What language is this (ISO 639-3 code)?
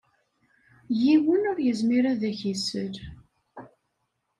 kab